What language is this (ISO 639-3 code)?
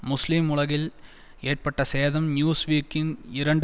tam